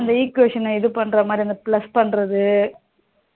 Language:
Tamil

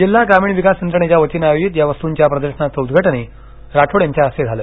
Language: Marathi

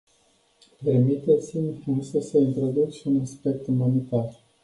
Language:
Romanian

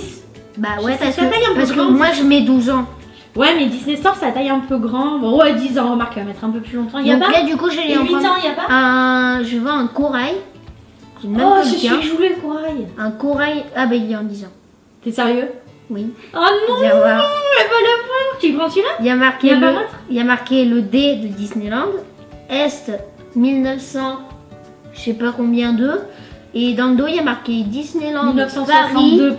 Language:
French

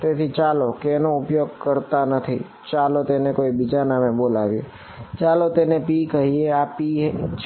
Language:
Gujarati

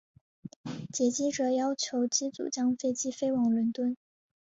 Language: Chinese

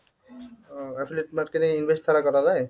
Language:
Bangla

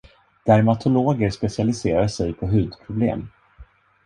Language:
Swedish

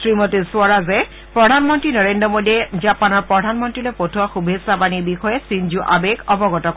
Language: Assamese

